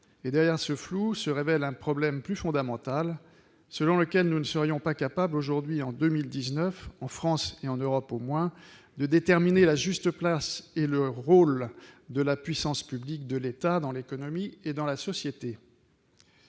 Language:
French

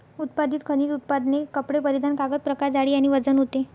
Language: Marathi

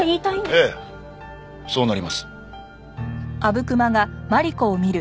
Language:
Japanese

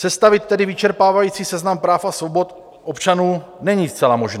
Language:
Czech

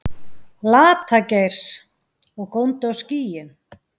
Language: Icelandic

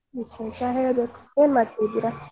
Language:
Kannada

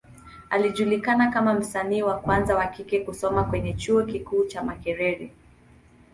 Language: Swahili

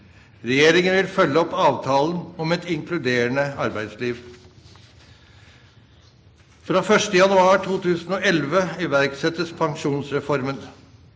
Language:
Norwegian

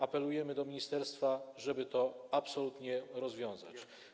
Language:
Polish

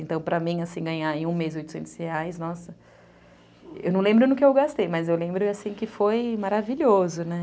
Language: Portuguese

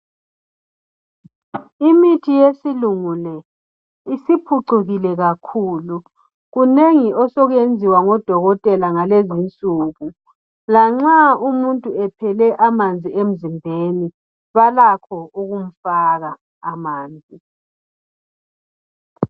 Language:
North Ndebele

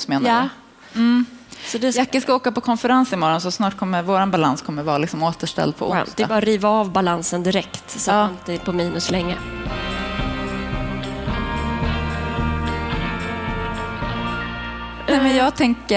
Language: Swedish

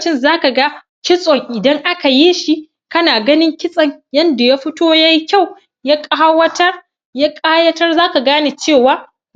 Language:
Hausa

